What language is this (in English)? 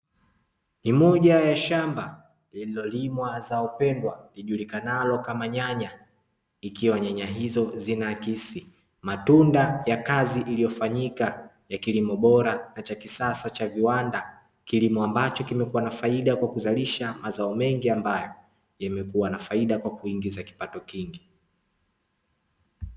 Swahili